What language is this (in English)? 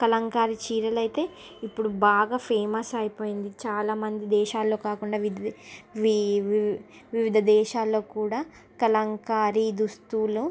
Telugu